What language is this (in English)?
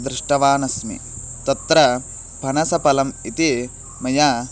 Sanskrit